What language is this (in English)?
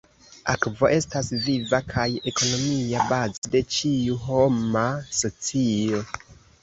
Esperanto